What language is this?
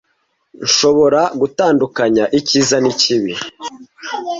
Kinyarwanda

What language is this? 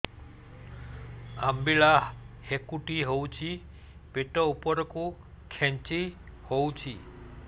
Odia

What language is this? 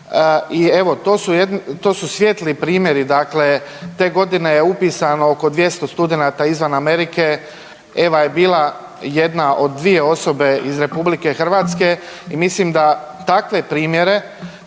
Croatian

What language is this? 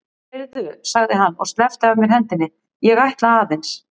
Icelandic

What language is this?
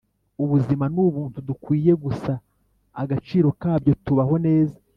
Kinyarwanda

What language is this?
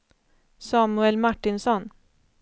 Swedish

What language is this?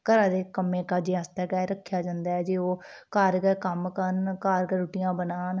Dogri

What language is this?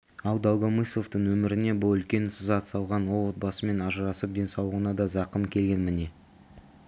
Kazakh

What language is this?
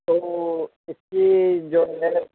Urdu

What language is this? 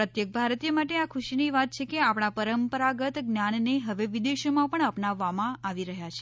Gujarati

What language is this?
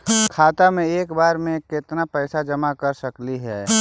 Magahi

